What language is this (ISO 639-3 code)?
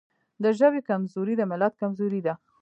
pus